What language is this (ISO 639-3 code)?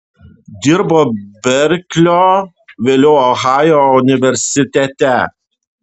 lit